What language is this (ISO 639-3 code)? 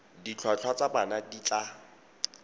tsn